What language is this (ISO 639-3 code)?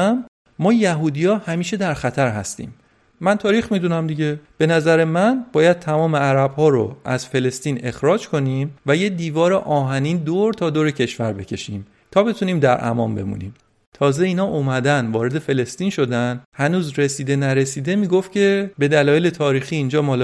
fas